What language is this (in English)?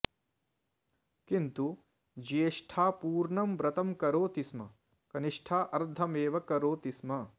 Sanskrit